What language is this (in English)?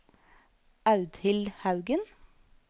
Norwegian